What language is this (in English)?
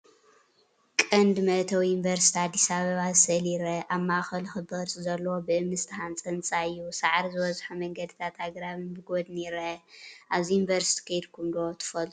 Tigrinya